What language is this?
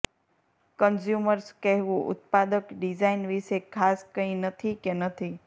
Gujarati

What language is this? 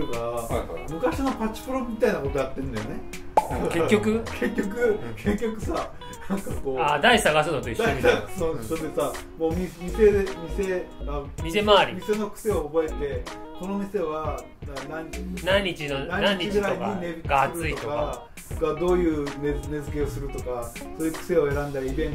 Japanese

